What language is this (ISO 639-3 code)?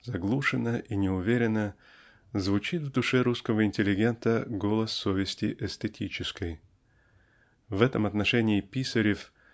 rus